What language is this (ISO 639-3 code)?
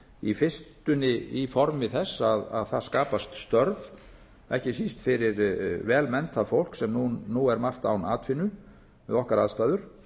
isl